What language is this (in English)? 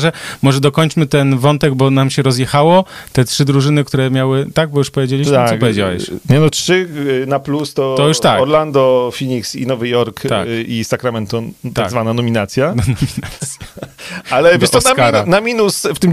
Polish